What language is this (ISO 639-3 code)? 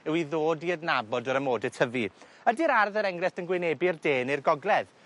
cym